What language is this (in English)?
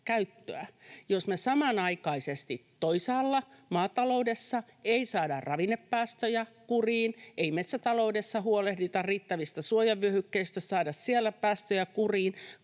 Finnish